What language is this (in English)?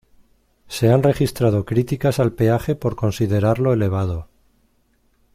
Spanish